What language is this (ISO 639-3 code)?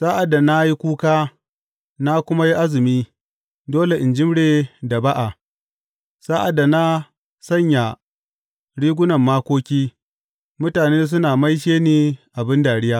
hau